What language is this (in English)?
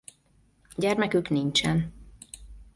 Hungarian